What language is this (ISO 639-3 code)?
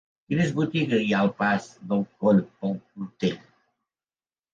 cat